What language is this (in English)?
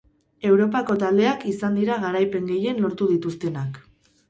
Basque